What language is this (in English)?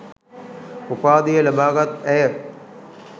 Sinhala